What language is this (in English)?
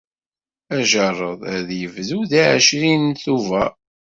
Kabyle